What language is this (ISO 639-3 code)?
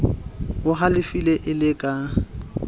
sot